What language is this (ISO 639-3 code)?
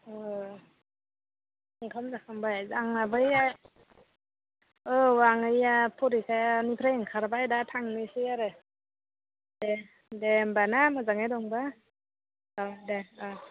brx